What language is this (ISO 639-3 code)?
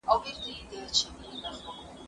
pus